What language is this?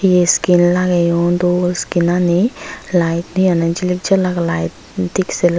Chakma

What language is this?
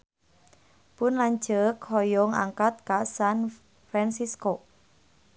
Sundanese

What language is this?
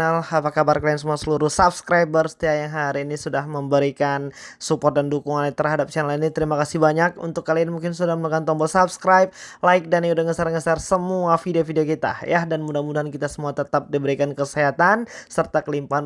Indonesian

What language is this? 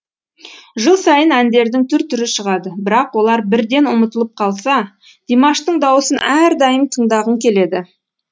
Kazakh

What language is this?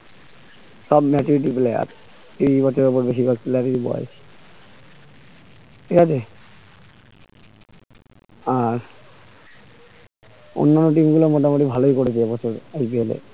Bangla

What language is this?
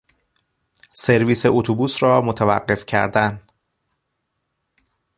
Persian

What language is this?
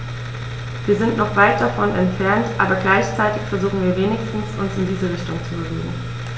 German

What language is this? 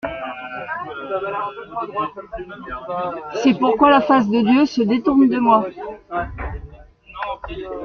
French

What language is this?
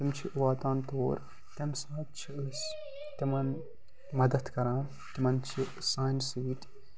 Kashmiri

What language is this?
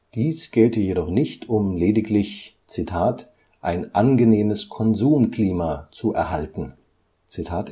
German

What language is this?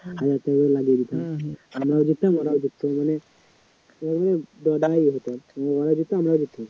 Bangla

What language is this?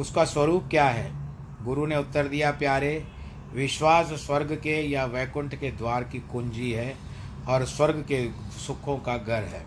Hindi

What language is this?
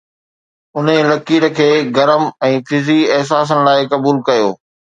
Sindhi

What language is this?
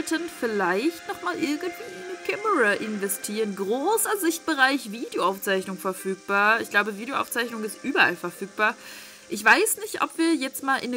German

